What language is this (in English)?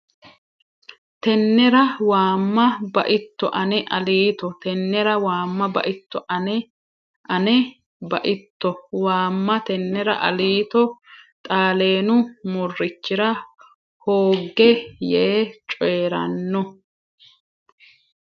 Sidamo